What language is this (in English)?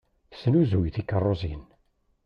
Kabyle